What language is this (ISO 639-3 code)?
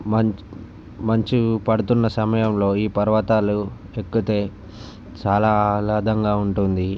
tel